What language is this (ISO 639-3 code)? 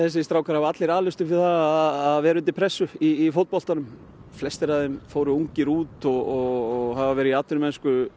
isl